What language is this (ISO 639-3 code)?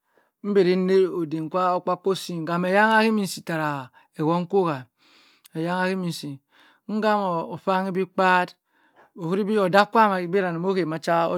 mfn